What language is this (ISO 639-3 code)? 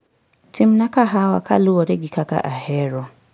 luo